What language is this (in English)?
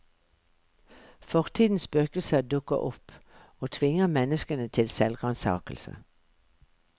Norwegian